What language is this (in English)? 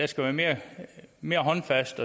Danish